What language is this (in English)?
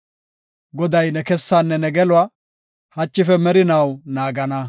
Gofa